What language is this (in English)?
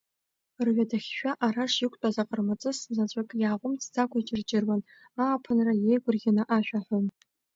Abkhazian